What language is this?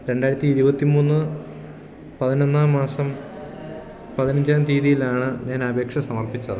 Malayalam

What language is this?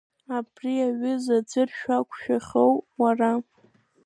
Abkhazian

